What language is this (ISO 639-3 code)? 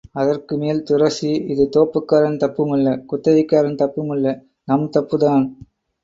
tam